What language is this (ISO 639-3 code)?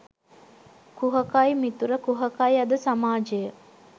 sin